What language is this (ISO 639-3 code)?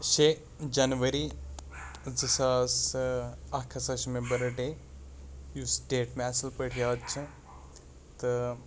kas